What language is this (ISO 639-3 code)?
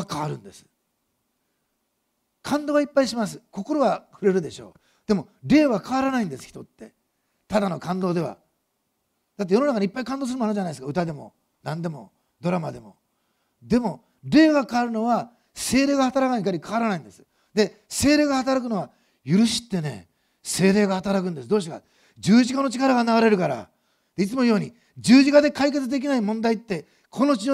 jpn